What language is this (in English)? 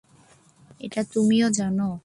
Bangla